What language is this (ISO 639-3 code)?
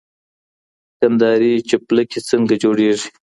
pus